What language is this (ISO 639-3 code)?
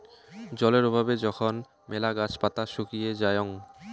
ben